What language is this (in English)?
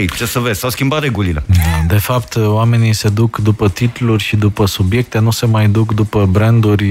Romanian